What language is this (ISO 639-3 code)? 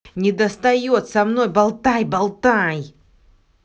rus